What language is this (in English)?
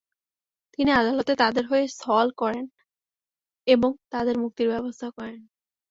Bangla